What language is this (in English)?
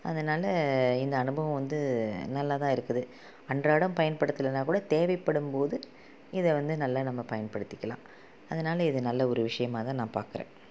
Tamil